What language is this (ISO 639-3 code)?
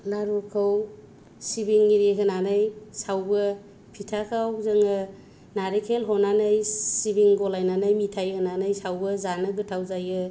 brx